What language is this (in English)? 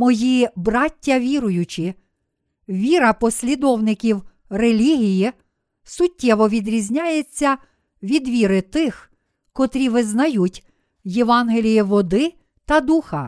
Ukrainian